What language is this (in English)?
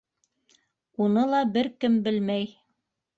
Bashkir